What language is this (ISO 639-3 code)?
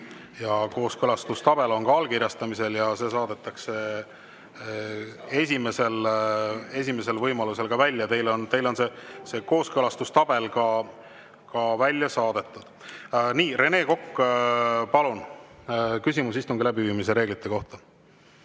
est